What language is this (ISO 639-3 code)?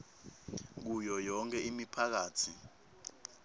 ssw